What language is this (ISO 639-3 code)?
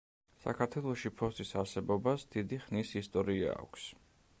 kat